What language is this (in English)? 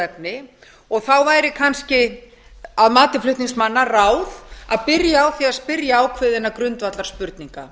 Icelandic